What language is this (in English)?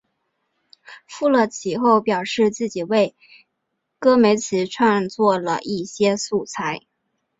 Chinese